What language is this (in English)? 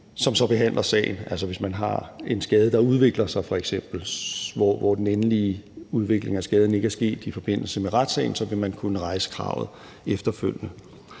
Danish